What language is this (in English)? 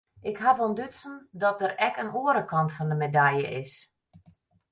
Western Frisian